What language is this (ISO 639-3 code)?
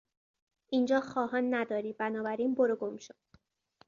fas